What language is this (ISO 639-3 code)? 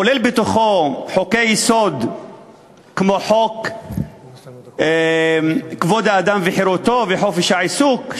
heb